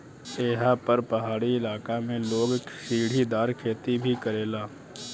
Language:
Bhojpuri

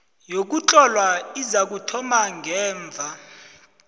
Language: South Ndebele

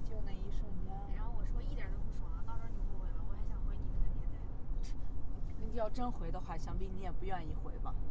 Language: Chinese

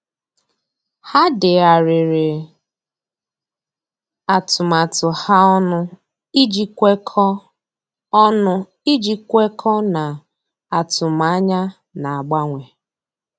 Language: Igbo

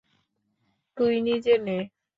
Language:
Bangla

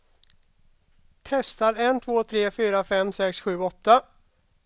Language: Swedish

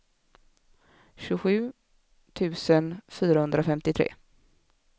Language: Swedish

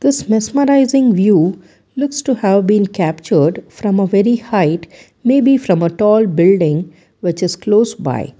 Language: English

